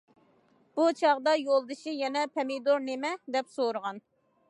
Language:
Uyghur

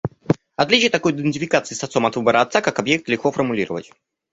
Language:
Russian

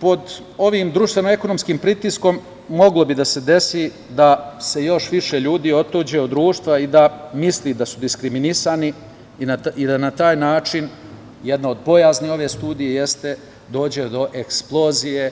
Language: Serbian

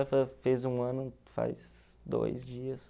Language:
Portuguese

